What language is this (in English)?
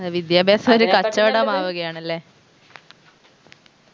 Malayalam